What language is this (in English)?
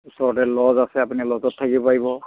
Assamese